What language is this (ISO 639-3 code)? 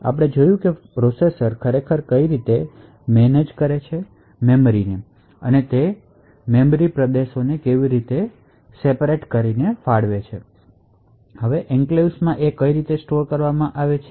guj